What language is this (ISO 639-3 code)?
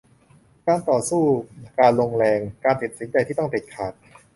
tha